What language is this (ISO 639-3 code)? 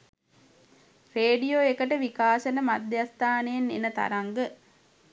sin